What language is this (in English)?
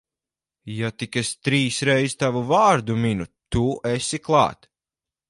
Latvian